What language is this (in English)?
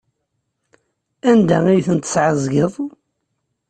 Kabyle